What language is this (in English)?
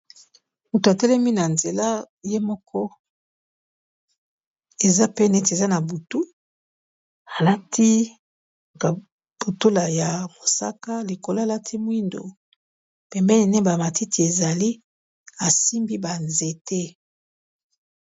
Lingala